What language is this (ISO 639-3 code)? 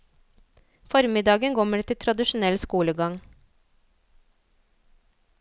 nor